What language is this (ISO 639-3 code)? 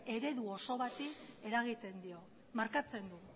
eus